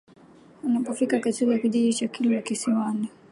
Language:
Swahili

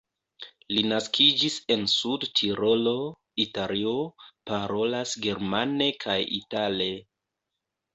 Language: Esperanto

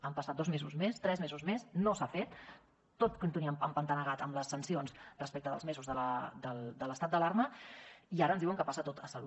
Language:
Catalan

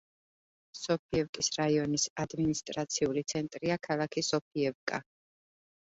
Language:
Georgian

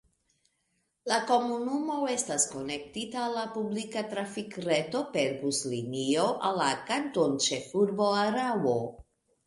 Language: Esperanto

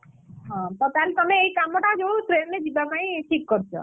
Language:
Odia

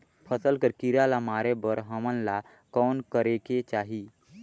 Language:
Chhattisgarhi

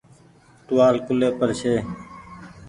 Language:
Goaria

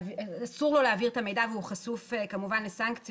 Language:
Hebrew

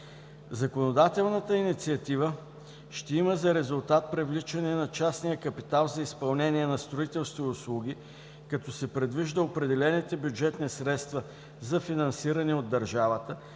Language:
Bulgarian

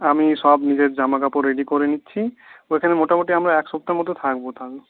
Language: Bangla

